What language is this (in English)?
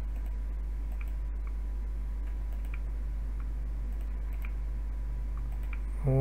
Thai